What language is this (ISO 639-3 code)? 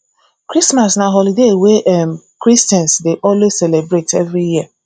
pcm